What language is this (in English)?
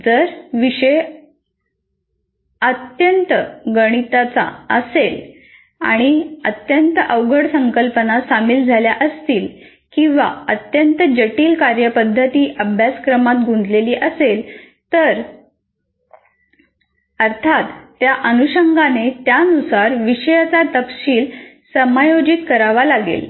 Marathi